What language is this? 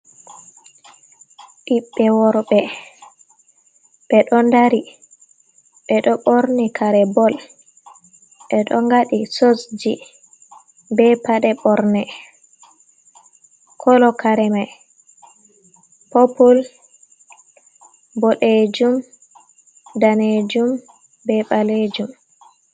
Fula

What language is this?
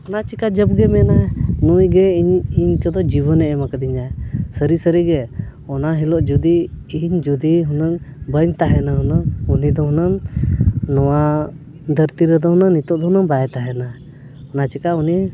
Santali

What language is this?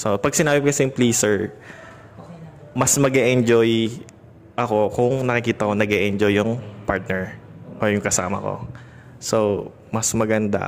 Filipino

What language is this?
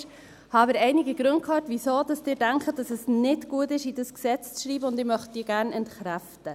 Swiss German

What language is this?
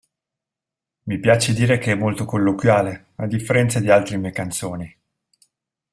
Italian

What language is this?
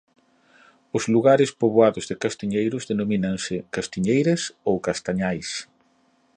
Galician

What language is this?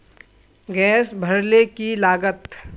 Magahi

